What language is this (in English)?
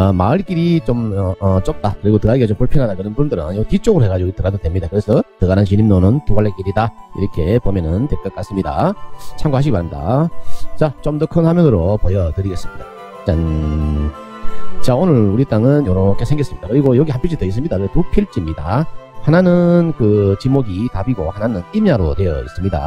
Korean